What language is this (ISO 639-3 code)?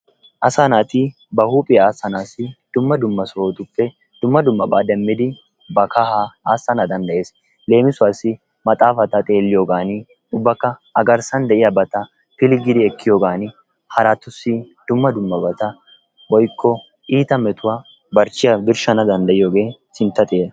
wal